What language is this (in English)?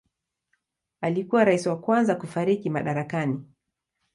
Swahili